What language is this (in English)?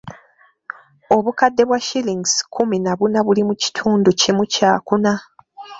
Ganda